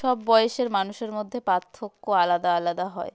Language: Bangla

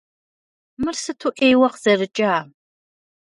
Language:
Kabardian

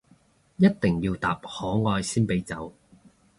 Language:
Cantonese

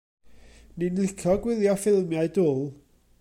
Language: Welsh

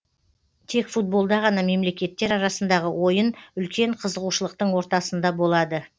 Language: Kazakh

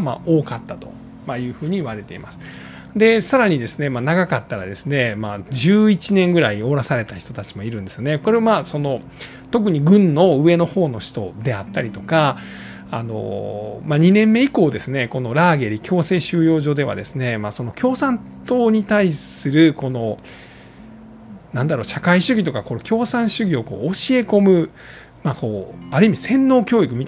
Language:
Japanese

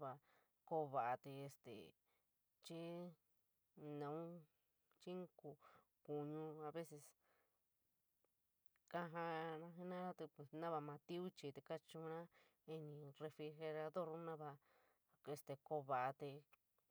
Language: San Miguel El Grande Mixtec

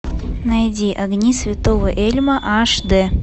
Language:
Russian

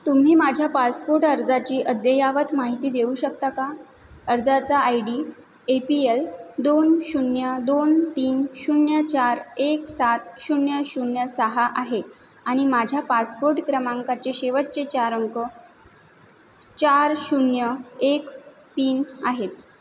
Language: Marathi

